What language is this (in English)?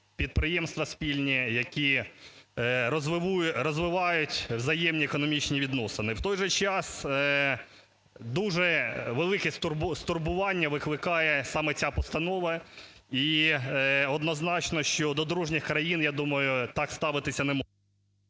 Ukrainian